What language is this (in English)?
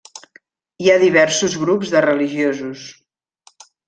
Catalan